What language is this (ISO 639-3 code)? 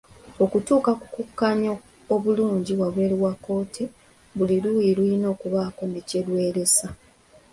lug